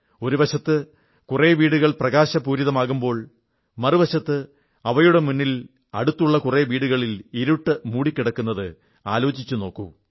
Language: Malayalam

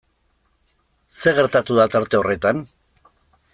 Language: Basque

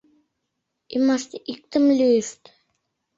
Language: Mari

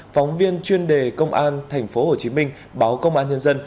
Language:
Vietnamese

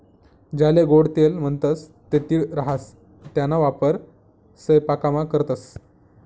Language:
Marathi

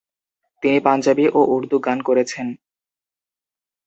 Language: Bangla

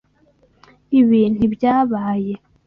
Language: Kinyarwanda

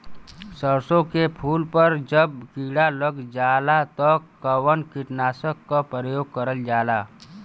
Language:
Bhojpuri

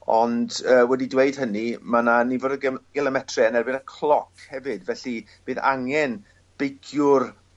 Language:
Welsh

